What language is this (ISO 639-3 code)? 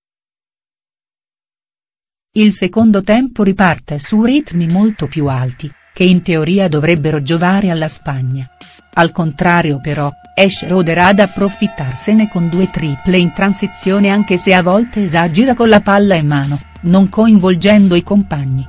ita